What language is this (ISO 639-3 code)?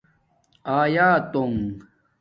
dmk